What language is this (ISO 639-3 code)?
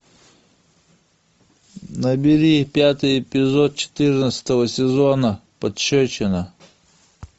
rus